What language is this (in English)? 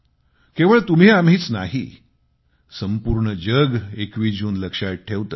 Marathi